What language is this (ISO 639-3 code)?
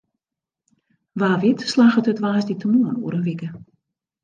fry